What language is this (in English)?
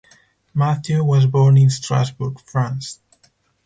English